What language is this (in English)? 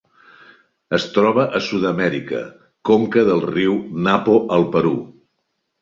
Catalan